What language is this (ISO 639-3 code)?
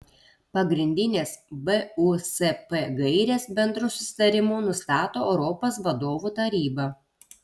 lit